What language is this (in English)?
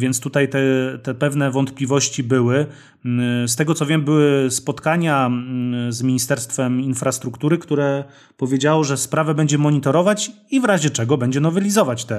Polish